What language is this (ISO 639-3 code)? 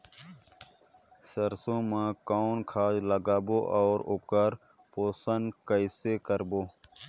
hne